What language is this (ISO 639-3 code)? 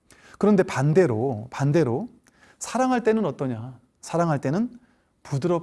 kor